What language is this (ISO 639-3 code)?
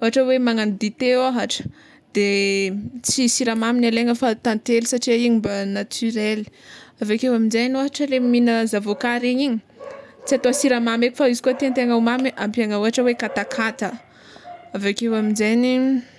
xmw